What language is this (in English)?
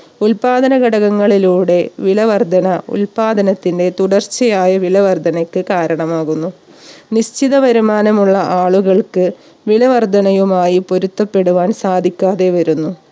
Malayalam